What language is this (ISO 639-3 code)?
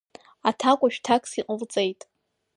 abk